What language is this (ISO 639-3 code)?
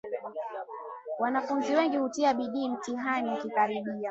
swa